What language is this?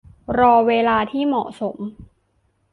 Thai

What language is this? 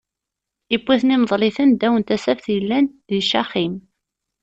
Kabyle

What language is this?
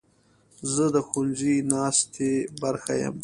Pashto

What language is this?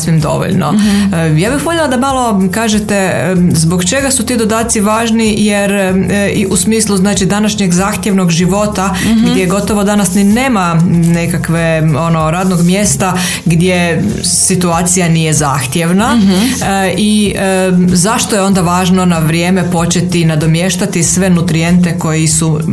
Croatian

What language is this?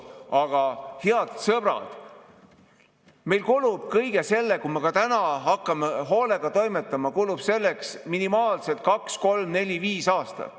Estonian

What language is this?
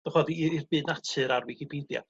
Welsh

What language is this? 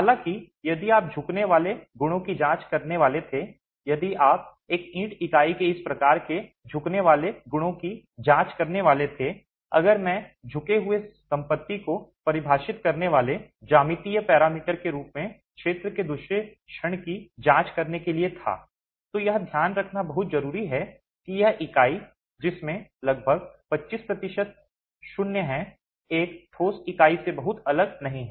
Hindi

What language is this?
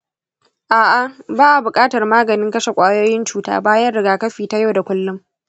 Hausa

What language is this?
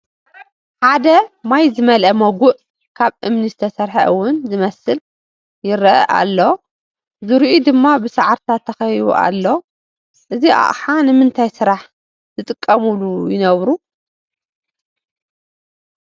Tigrinya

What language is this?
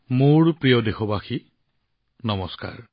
Assamese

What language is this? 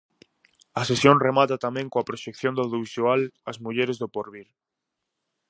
Galician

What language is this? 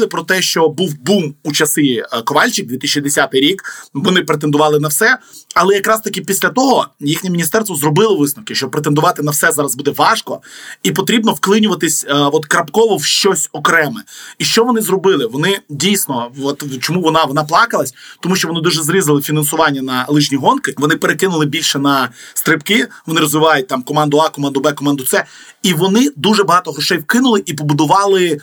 Ukrainian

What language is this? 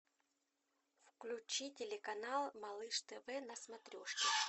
Russian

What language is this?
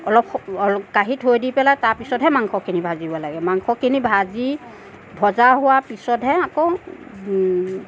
Assamese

